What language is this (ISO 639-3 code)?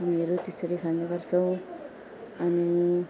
nep